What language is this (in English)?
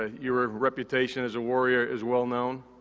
English